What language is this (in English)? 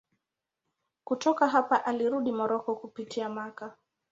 Swahili